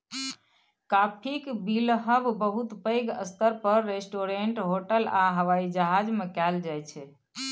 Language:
Maithili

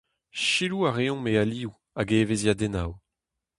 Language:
Breton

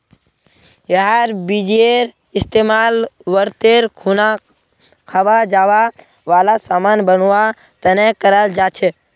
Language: Magahi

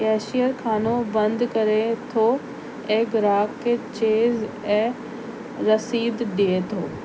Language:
Sindhi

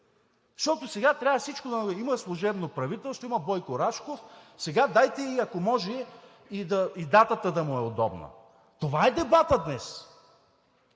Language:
Bulgarian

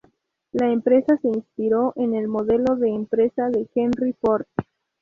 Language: Spanish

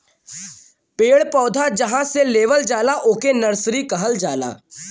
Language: Bhojpuri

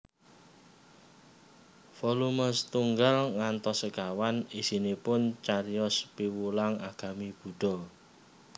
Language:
Javanese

